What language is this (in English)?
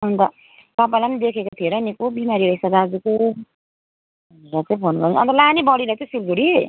Nepali